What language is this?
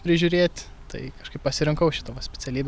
Lithuanian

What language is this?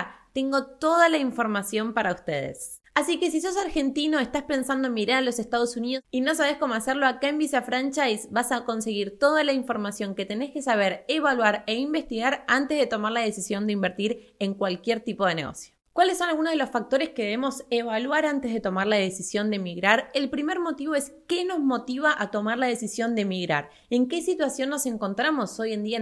Spanish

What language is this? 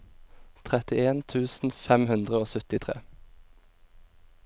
Norwegian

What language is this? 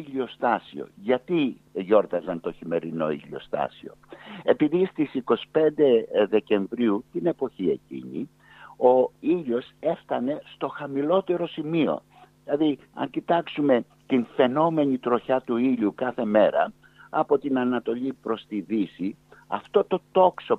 Greek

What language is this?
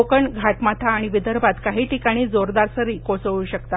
Marathi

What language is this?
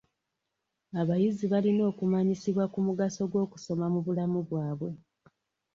Ganda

